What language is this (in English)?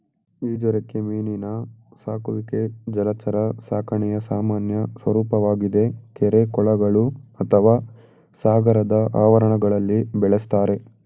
Kannada